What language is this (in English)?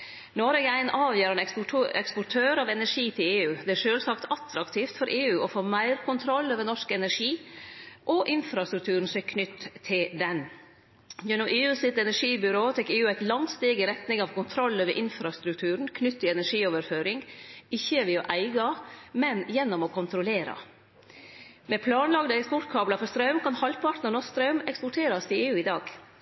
Norwegian Nynorsk